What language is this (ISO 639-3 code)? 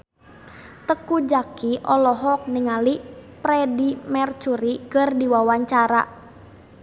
sun